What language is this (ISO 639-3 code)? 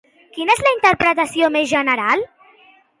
cat